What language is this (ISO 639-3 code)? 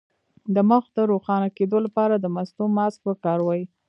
pus